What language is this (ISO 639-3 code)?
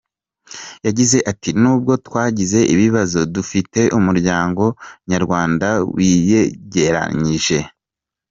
kin